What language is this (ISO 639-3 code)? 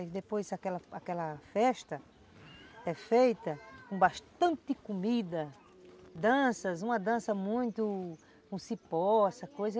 por